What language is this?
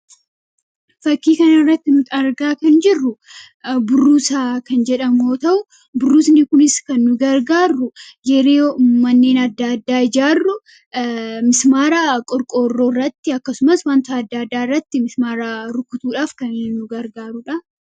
Oromo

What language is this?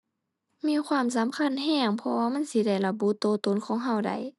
Thai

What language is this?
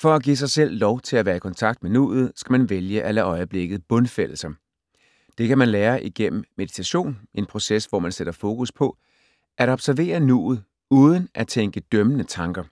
Danish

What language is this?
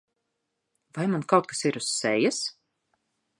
Latvian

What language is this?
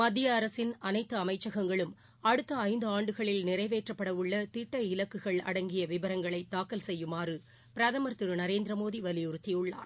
Tamil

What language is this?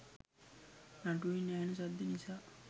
Sinhala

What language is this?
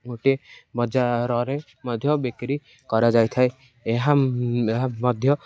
Odia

